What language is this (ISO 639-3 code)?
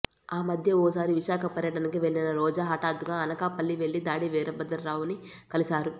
tel